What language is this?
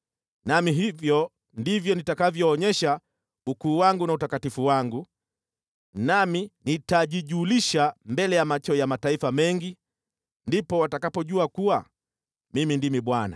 Swahili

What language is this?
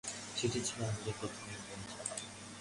Bangla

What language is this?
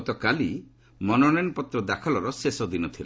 Odia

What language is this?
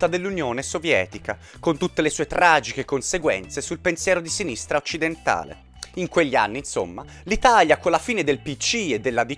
Italian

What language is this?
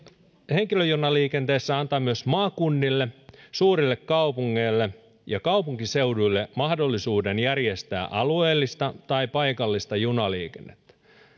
Finnish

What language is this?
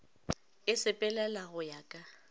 Northern Sotho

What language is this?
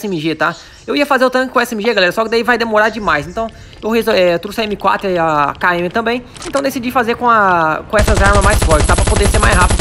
Portuguese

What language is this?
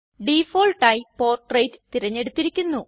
Malayalam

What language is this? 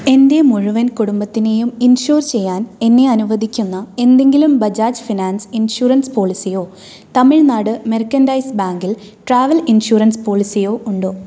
Malayalam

